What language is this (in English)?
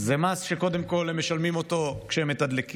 Hebrew